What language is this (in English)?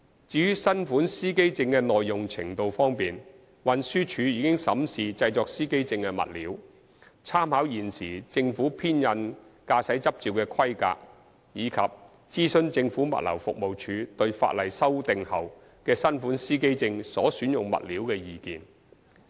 Cantonese